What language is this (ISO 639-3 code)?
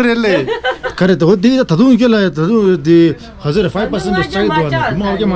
ron